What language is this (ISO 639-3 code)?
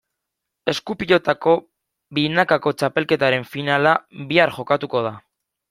eus